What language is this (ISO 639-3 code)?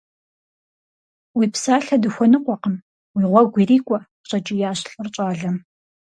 kbd